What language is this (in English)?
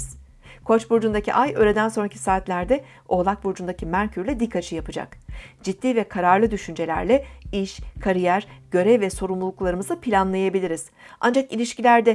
Turkish